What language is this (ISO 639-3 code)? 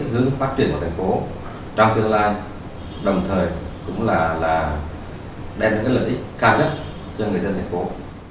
vie